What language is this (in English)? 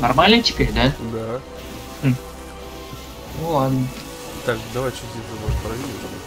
Russian